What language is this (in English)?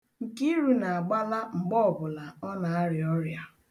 Igbo